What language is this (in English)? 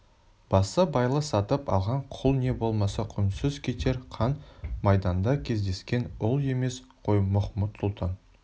Kazakh